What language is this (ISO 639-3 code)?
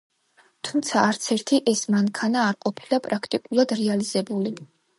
kat